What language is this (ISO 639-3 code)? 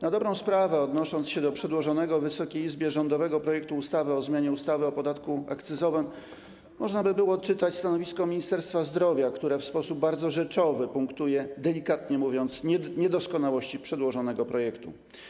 pol